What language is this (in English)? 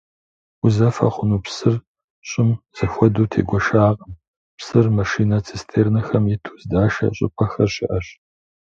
Kabardian